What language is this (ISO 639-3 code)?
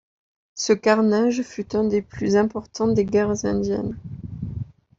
fra